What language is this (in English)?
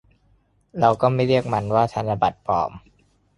Thai